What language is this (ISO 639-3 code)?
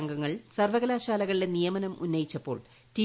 mal